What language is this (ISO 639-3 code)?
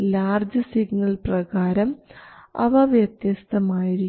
mal